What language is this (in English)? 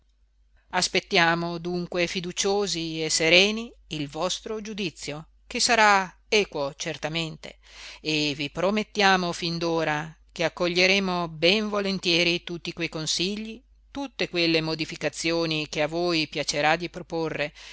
Italian